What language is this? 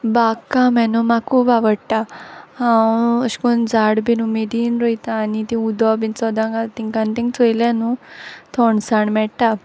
Konkani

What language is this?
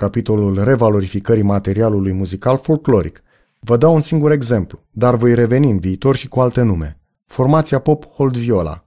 Romanian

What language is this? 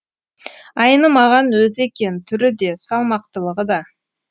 Kazakh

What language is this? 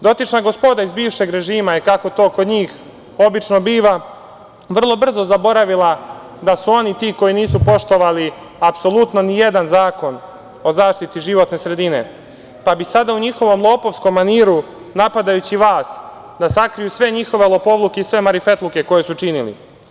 Serbian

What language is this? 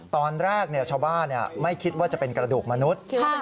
Thai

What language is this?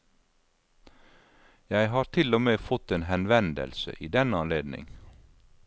Norwegian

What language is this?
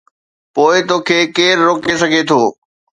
Sindhi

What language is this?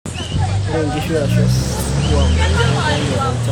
Masai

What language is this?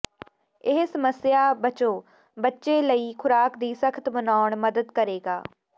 Punjabi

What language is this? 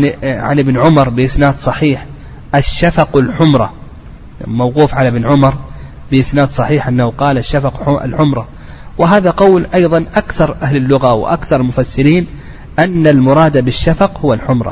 Arabic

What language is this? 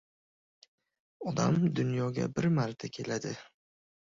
Uzbek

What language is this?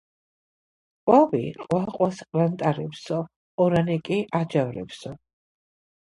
Georgian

